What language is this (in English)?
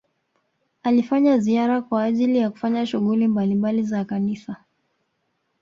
Swahili